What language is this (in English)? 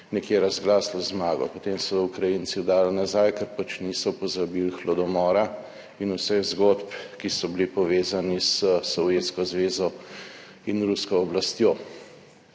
Slovenian